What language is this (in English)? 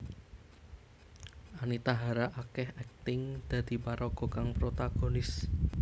Javanese